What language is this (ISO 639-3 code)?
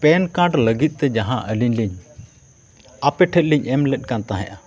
sat